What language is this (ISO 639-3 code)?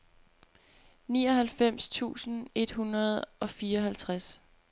dan